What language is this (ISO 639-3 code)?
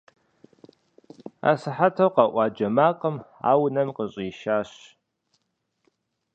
kbd